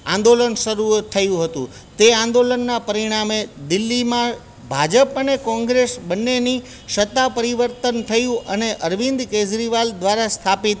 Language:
Gujarati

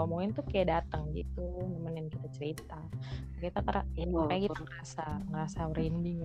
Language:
Indonesian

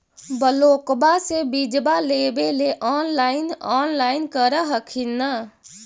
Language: Magahi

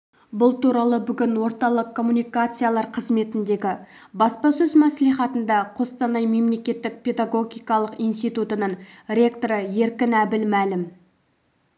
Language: Kazakh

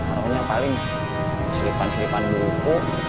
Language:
Indonesian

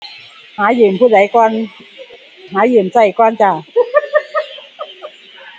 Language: Thai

